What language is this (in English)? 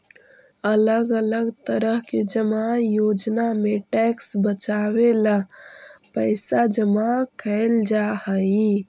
Magahi